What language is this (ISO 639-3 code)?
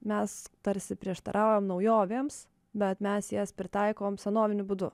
lit